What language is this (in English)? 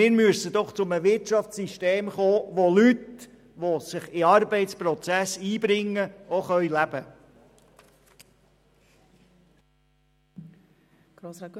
Swiss German